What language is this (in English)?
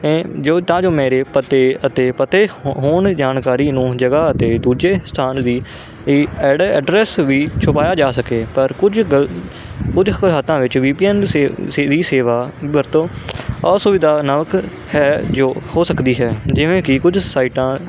Punjabi